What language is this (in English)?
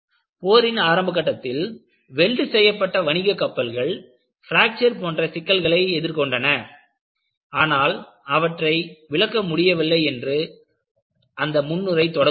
Tamil